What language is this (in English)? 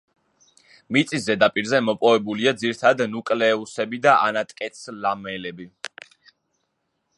Georgian